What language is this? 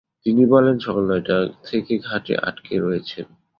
Bangla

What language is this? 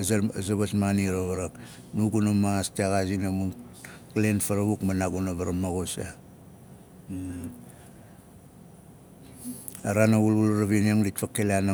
Nalik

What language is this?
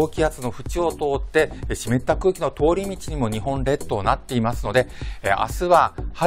Japanese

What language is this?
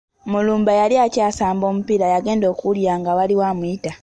Ganda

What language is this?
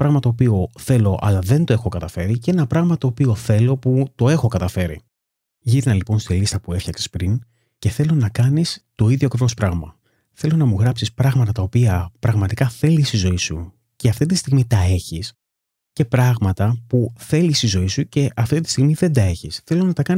Greek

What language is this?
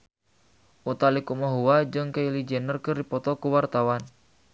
Sundanese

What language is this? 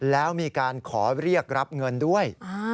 Thai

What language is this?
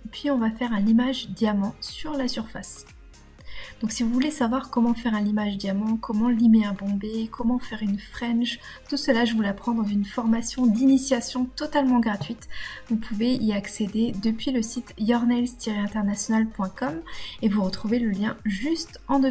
French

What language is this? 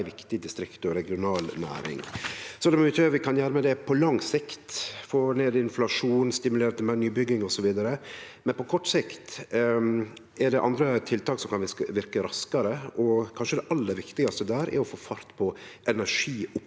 Norwegian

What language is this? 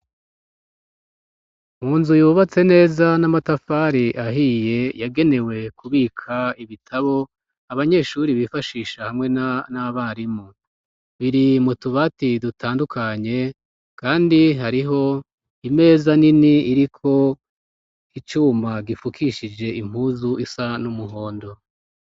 Rundi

